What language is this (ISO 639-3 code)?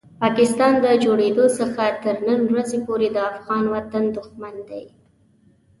pus